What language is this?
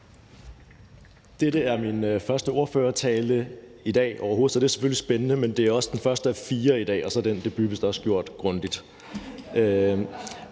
Danish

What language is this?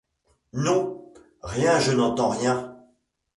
French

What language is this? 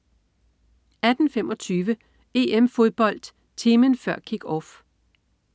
Danish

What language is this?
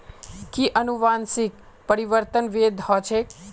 Magahi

